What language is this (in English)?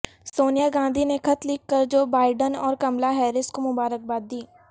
Urdu